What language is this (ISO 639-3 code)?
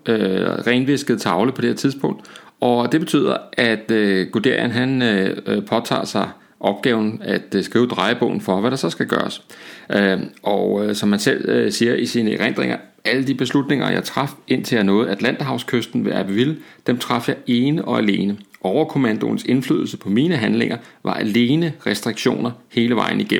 dan